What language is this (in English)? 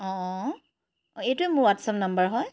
Assamese